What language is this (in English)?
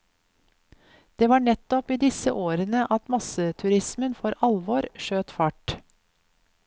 Norwegian